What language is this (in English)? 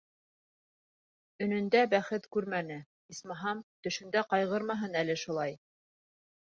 Bashkir